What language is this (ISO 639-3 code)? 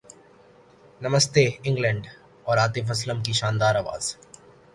urd